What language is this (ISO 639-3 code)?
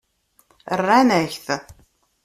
kab